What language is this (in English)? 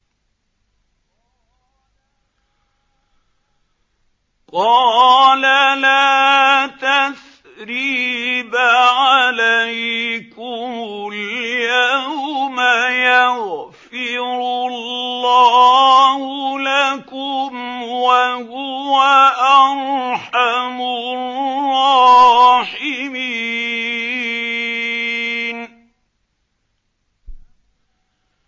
Arabic